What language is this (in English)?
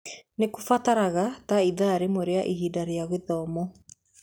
Kikuyu